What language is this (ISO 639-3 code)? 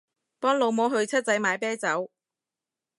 yue